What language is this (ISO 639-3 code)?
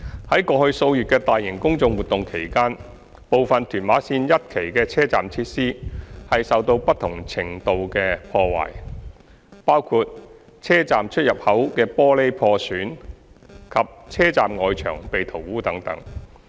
yue